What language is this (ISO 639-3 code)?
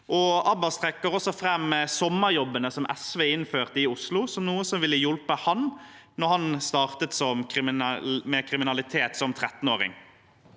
nor